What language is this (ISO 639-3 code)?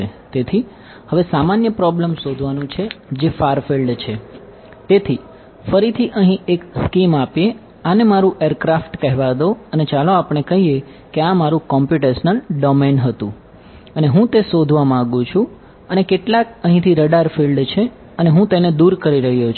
guj